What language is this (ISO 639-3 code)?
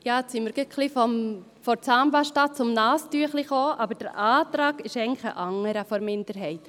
gsw